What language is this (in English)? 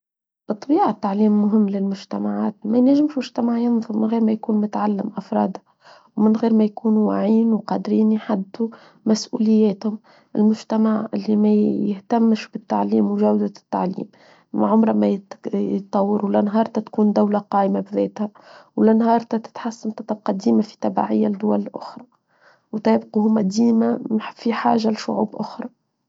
Tunisian Arabic